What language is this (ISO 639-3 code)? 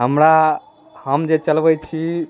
mai